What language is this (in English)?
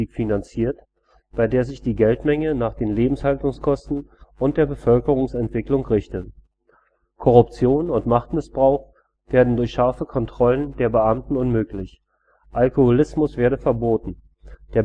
German